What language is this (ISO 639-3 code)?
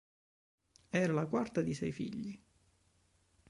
ita